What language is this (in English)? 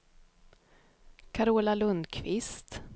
Swedish